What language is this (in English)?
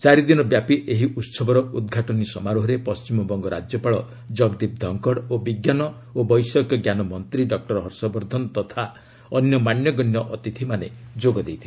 Odia